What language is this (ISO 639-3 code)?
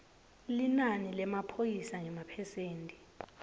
ssw